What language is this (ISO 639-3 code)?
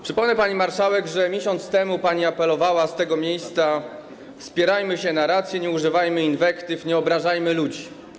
pol